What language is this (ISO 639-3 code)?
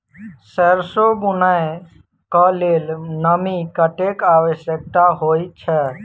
mai